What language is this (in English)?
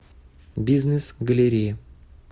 Russian